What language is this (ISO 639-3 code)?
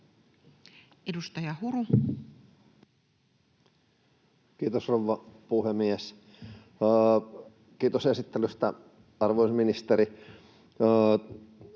fin